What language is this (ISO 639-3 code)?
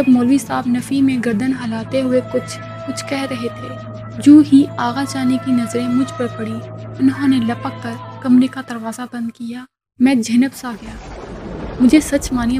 urd